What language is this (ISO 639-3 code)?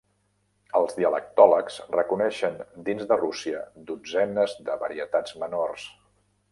cat